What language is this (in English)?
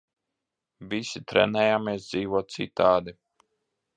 Latvian